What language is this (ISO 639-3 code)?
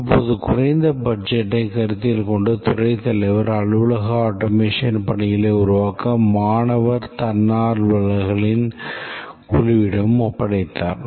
tam